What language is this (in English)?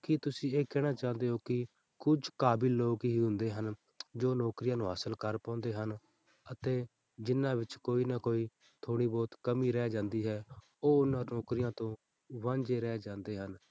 Punjabi